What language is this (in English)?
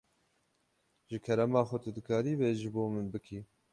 Kurdish